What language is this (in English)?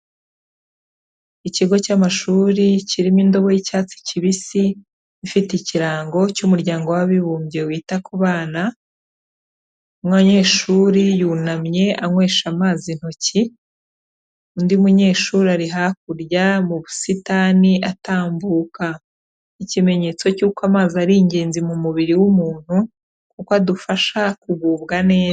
Kinyarwanda